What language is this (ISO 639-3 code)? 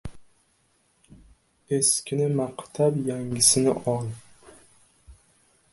uzb